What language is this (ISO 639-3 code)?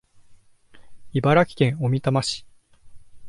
jpn